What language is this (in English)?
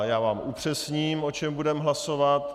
Czech